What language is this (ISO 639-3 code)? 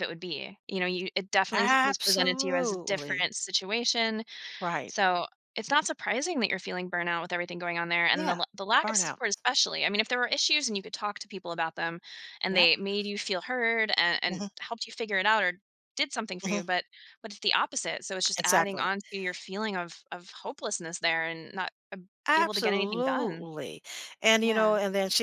eng